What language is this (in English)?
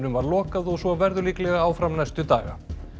Icelandic